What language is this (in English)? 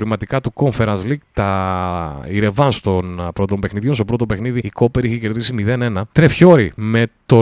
Greek